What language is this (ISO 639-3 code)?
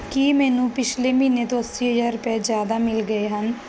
pan